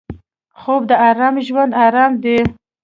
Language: Pashto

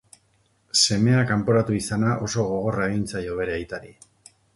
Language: Basque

